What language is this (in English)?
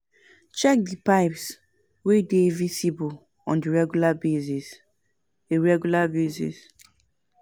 Nigerian Pidgin